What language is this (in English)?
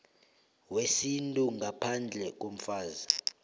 South Ndebele